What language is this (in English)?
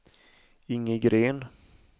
Swedish